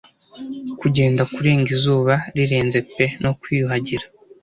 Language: Kinyarwanda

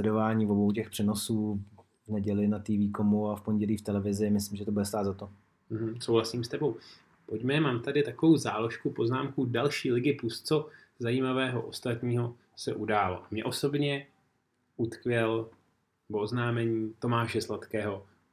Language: Czech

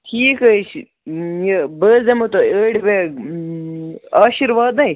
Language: Kashmiri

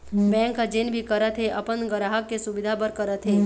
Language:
Chhattisgarhi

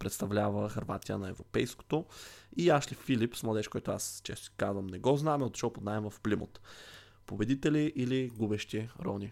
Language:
Bulgarian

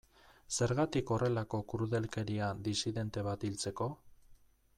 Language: Basque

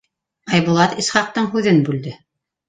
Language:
Bashkir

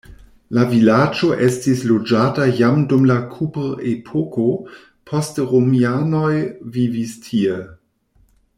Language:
Esperanto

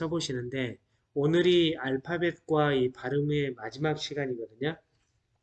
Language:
Korean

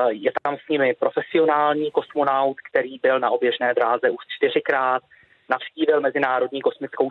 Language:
Czech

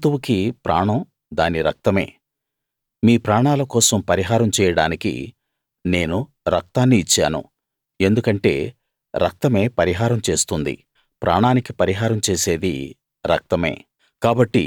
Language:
Telugu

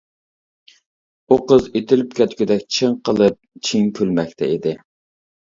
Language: Uyghur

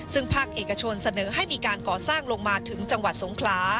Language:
Thai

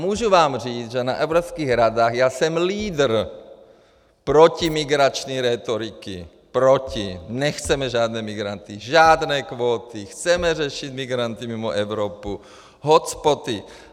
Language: Czech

